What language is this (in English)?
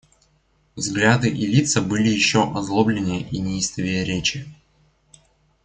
Russian